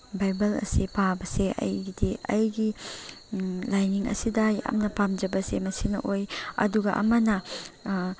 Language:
Manipuri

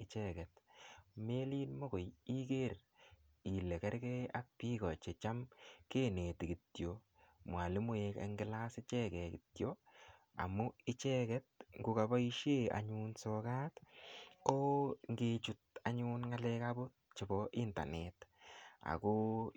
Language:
Kalenjin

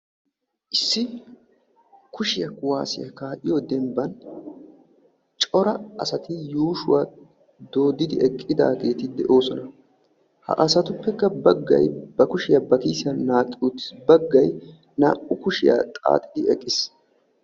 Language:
Wolaytta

